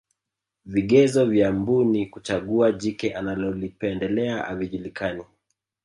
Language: Swahili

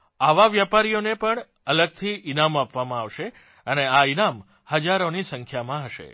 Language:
Gujarati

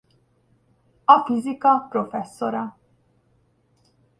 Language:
Hungarian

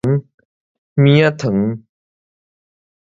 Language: Min Nan Chinese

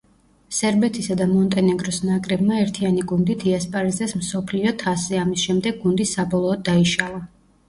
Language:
Georgian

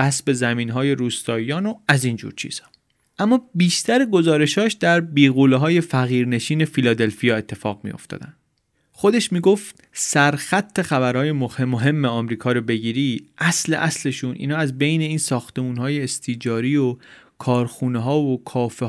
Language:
Persian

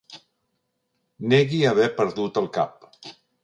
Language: Catalan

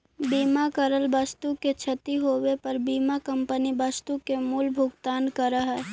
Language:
Magahi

